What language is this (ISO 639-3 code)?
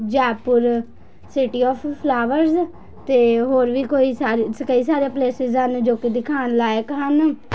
pan